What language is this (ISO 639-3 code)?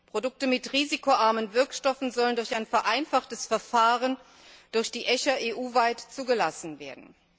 deu